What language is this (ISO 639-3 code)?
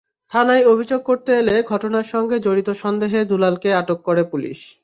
ben